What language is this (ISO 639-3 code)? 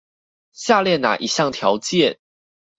zho